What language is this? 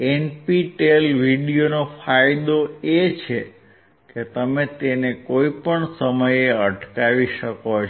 Gujarati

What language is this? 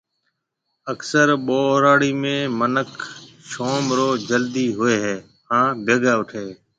Marwari (Pakistan)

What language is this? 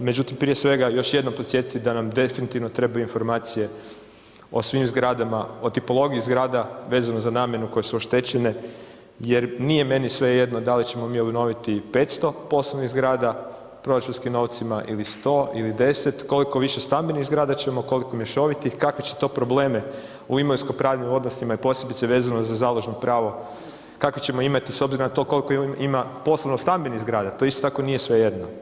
Croatian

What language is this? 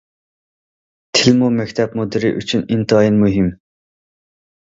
Uyghur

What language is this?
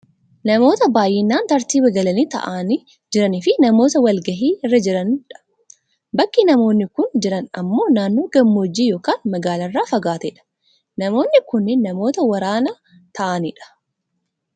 Oromo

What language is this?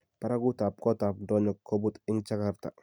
Kalenjin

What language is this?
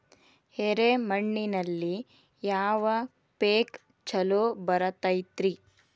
Kannada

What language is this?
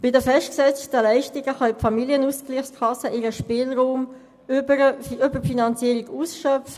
Swiss German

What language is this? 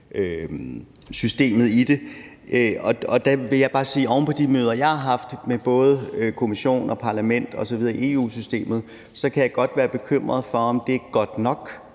Danish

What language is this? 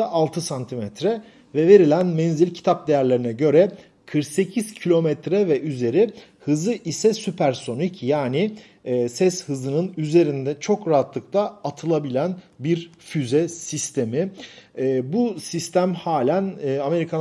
Turkish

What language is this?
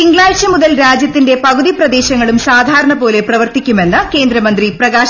Malayalam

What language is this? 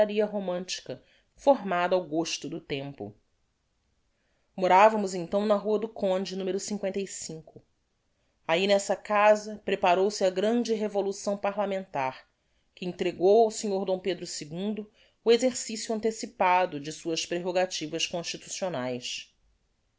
Portuguese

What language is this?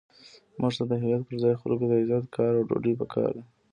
Pashto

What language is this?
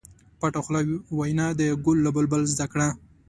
Pashto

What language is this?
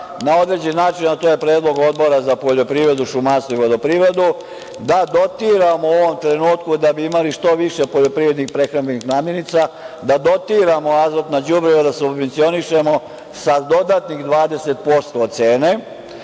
Serbian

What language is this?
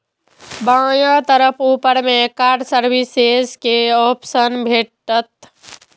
Maithili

